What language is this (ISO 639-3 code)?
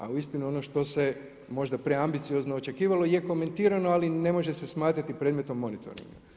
hrv